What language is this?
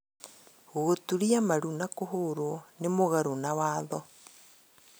Kikuyu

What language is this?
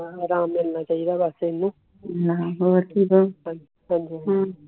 Punjabi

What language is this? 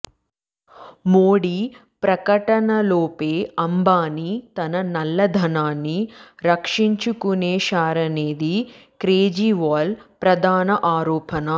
Telugu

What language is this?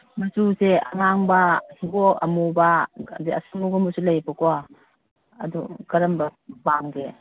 Manipuri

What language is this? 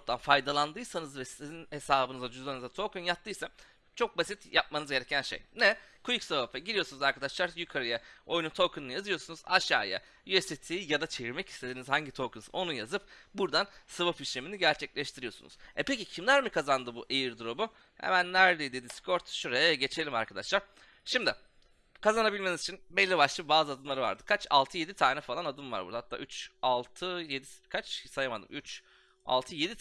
Turkish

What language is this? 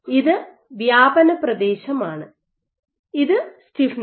Malayalam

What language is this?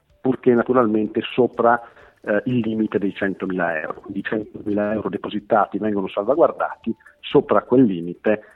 Italian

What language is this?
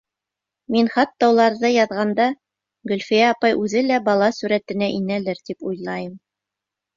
Bashkir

